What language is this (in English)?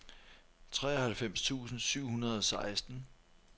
Danish